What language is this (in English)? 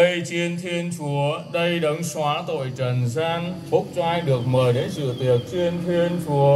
Vietnamese